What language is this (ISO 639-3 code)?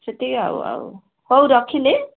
ori